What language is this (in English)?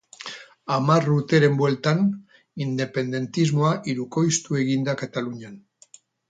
Basque